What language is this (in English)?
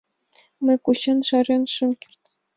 Mari